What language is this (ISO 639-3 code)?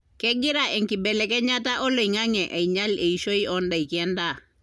mas